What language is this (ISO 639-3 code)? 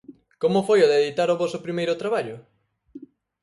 glg